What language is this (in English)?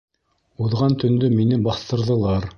Bashkir